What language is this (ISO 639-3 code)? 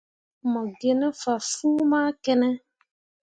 mua